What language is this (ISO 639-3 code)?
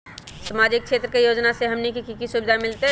mag